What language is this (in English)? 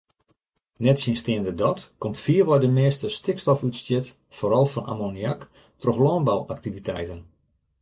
Western Frisian